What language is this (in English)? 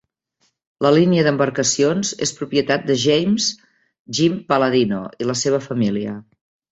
Catalan